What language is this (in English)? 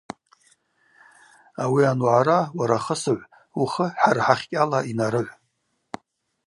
Abaza